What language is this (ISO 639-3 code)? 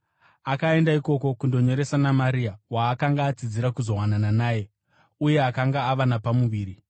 sna